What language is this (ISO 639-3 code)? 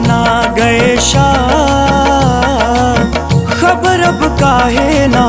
hin